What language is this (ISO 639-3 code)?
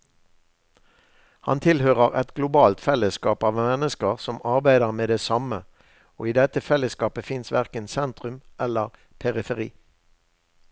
nor